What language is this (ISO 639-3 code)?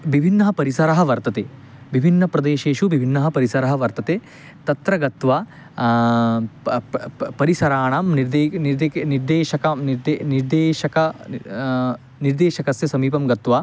san